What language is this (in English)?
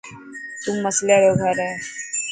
Dhatki